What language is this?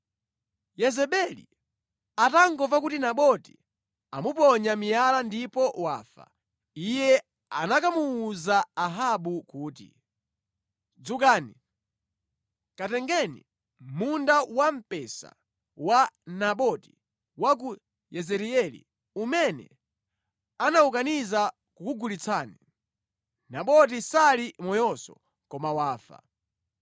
Nyanja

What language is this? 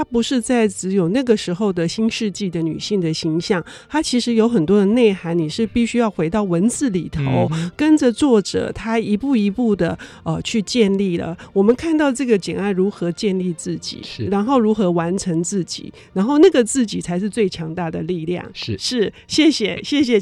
Chinese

